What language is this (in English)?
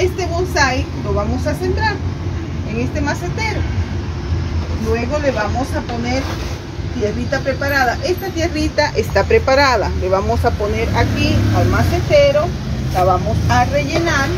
Spanish